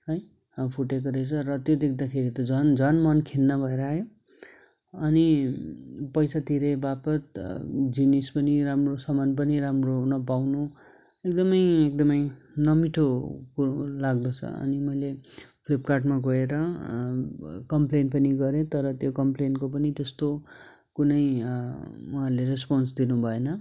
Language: Nepali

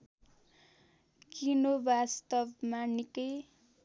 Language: Nepali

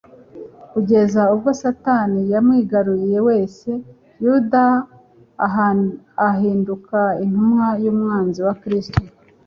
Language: Kinyarwanda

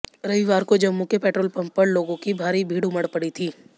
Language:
Hindi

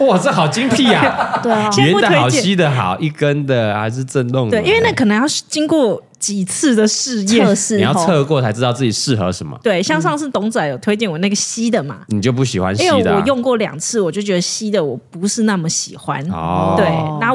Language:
Chinese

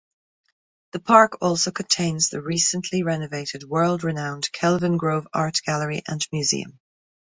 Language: English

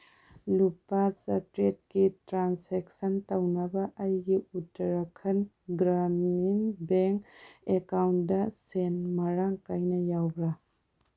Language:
Manipuri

